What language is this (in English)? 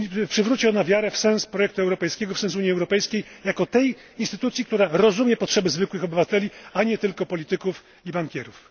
Polish